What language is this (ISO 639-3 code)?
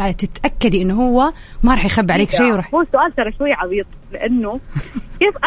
ara